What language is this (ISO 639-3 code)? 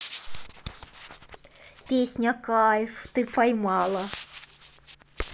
rus